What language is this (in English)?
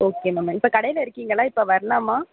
Tamil